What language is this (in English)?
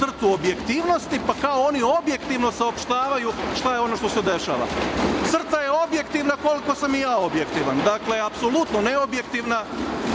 Serbian